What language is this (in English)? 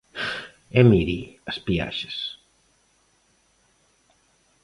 Galician